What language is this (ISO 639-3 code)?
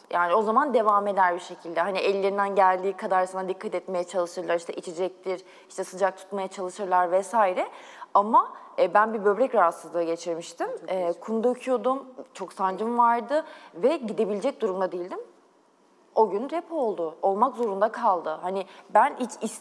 tur